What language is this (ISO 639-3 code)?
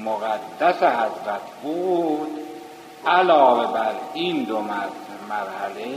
fas